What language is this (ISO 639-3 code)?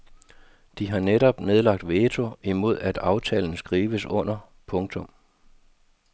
dan